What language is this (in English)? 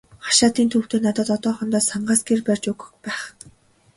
Mongolian